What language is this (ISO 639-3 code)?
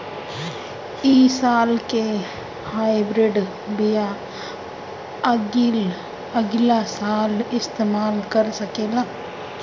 bho